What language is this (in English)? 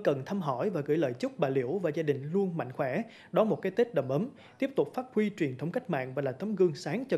Vietnamese